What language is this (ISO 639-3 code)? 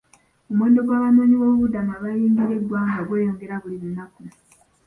lug